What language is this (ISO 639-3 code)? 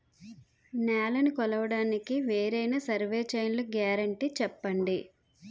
tel